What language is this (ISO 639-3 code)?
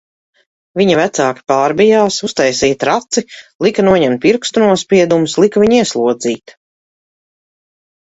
lav